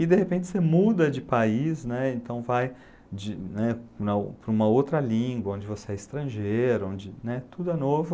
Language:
Portuguese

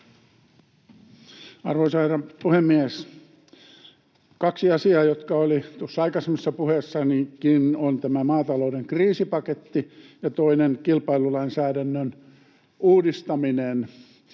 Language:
Finnish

